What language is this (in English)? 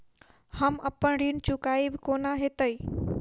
Maithili